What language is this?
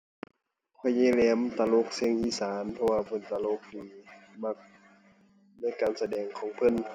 Thai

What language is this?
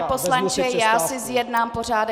Czech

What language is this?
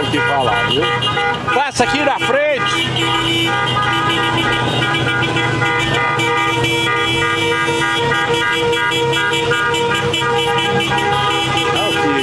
Portuguese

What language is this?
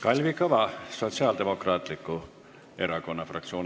Estonian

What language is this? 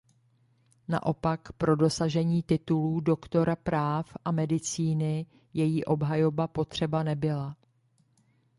Czech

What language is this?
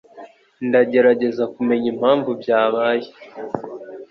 Kinyarwanda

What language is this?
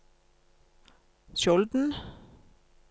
Norwegian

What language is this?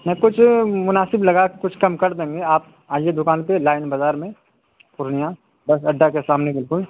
Urdu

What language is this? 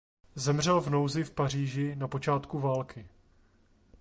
Czech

